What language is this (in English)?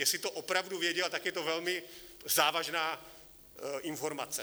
Czech